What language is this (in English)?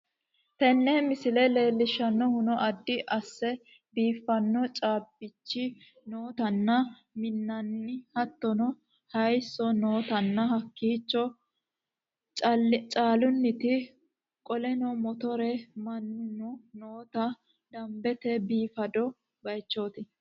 Sidamo